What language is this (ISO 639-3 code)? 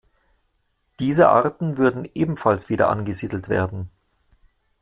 deu